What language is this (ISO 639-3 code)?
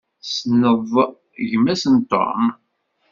kab